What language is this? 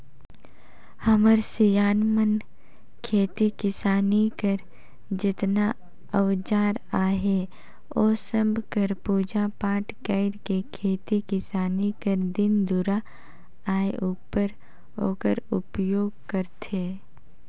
Chhattisgarhi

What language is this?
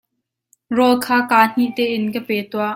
Hakha Chin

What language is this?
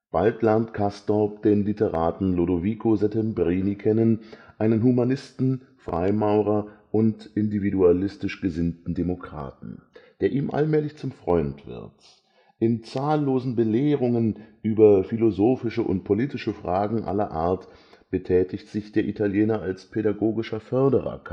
German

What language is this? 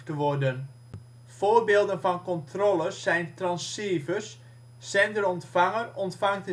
Dutch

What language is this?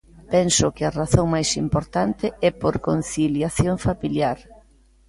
Galician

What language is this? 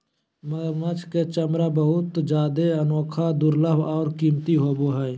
Magahi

